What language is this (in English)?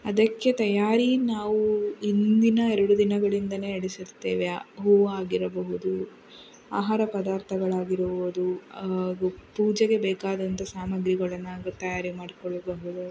Kannada